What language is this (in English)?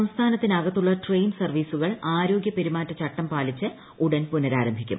Malayalam